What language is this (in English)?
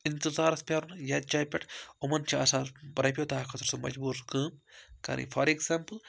Kashmiri